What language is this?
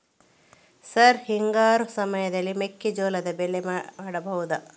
Kannada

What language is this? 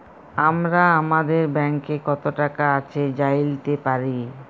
Bangla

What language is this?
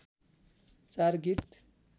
Nepali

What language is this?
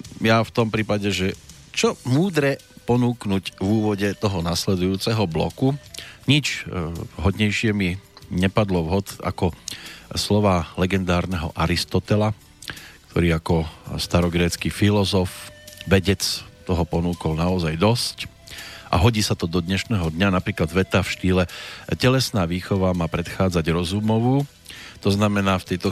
Slovak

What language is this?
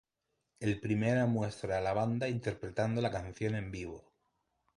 Spanish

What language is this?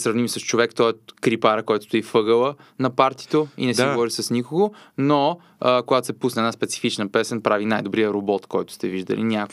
Bulgarian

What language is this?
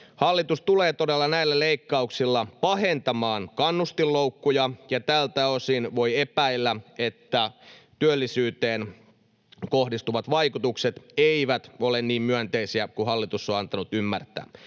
Finnish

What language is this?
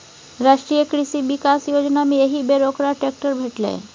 Maithili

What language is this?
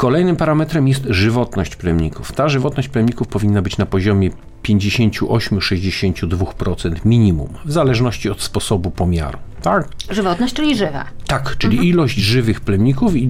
Polish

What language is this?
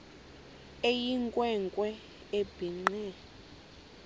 Xhosa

